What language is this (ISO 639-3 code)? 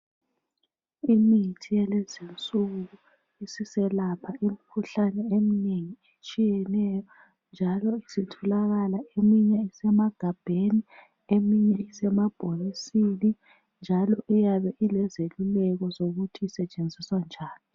nde